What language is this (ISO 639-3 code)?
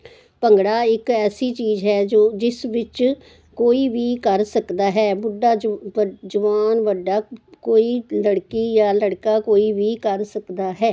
pan